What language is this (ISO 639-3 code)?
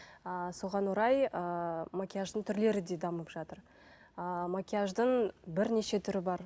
kaz